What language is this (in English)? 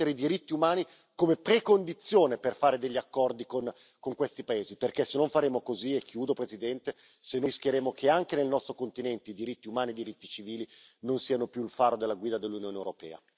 Italian